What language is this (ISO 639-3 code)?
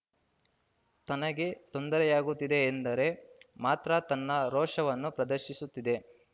kan